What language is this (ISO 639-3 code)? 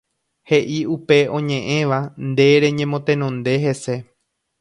grn